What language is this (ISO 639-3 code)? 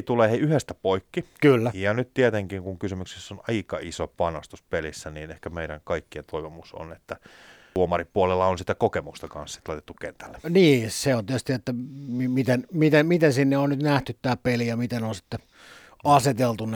fin